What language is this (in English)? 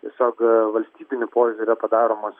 Lithuanian